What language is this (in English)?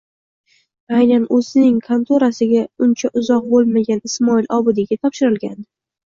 Uzbek